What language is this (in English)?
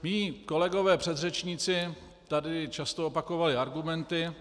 Czech